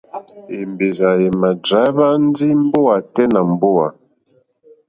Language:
Mokpwe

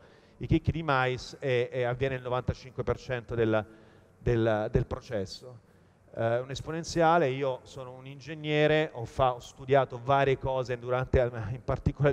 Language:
Italian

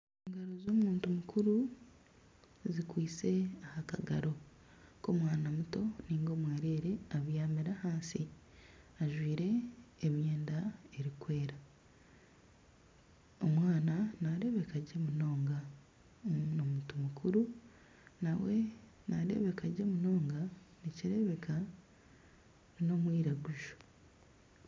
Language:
Nyankole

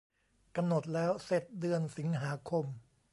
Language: Thai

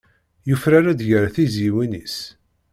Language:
Kabyle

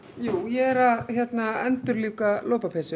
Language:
Icelandic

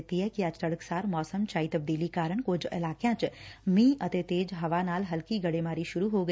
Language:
Punjabi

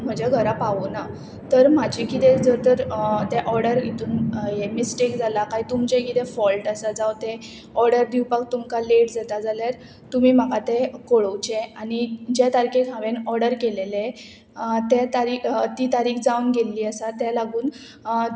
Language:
Konkani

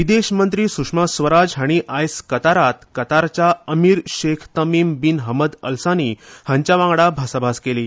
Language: Konkani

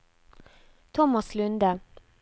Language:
Norwegian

